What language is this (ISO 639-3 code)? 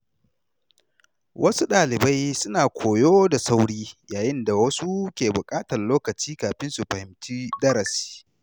hau